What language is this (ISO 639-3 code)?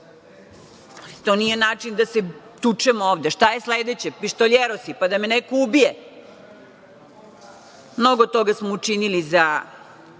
srp